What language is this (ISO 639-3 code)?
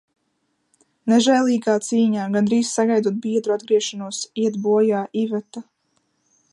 lav